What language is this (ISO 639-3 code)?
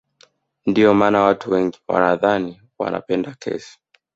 swa